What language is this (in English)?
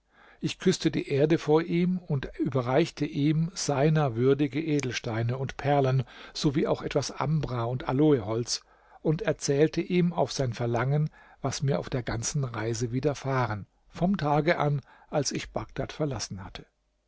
German